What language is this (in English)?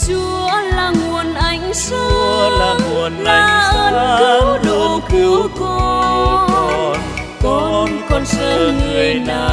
Vietnamese